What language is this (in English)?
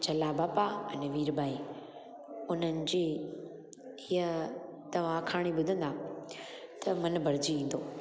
Sindhi